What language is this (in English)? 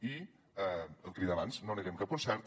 Catalan